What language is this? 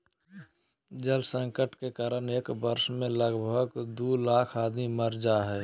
Magahi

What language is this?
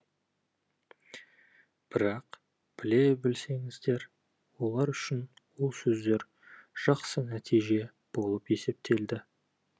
Kazakh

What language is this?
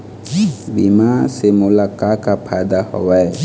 Chhattisgarhi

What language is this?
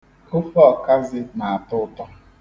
Igbo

